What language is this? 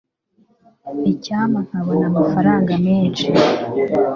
Kinyarwanda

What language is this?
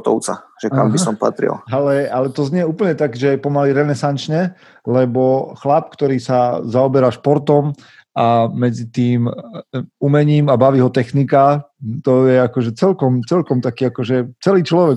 Slovak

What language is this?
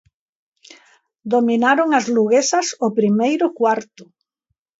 Galician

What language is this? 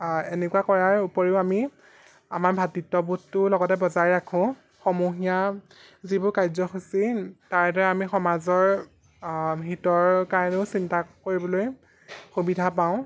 Assamese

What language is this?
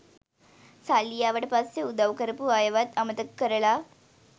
Sinhala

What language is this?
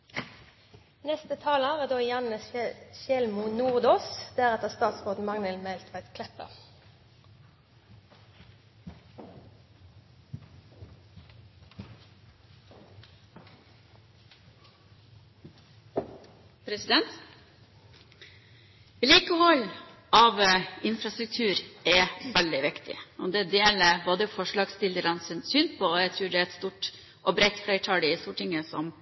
Norwegian Bokmål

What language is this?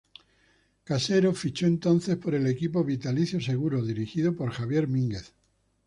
Spanish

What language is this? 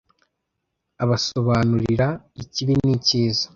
Kinyarwanda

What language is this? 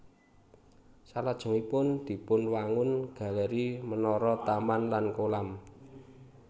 Javanese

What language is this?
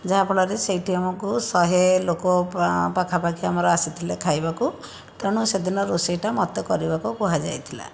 Odia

